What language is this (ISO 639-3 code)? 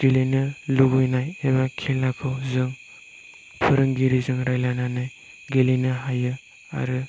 brx